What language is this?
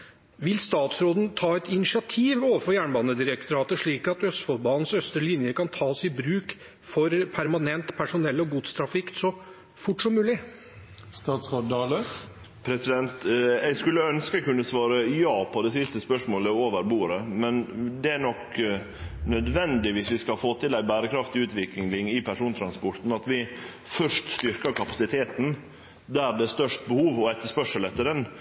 Norwegian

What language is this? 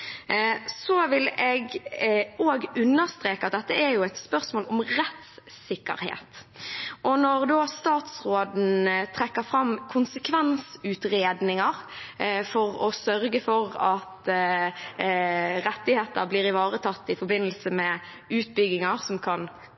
Norwegian Bokmål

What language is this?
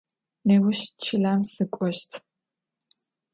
Adyghe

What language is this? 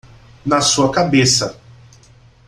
Portuguese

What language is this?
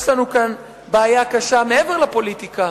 Hebrew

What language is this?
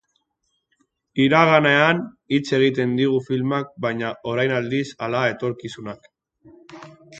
Basque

